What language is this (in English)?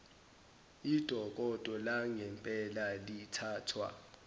Zulu